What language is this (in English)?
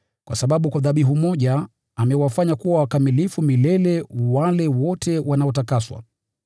Swahili